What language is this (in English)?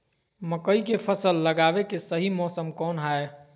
Magahi